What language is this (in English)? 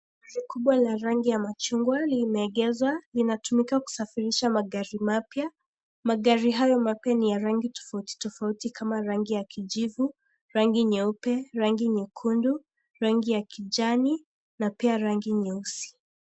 Swahili